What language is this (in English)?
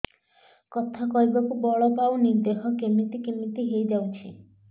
Odia